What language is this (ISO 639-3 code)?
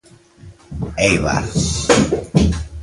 glg